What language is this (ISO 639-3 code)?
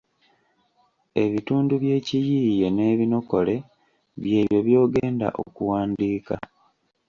lug